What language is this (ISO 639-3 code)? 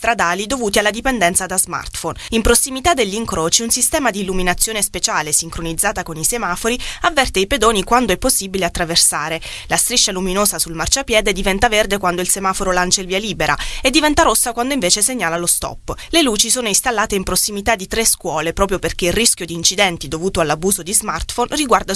ita